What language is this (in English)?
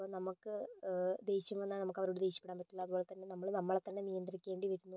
Malayalam